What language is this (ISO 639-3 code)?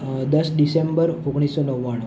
guj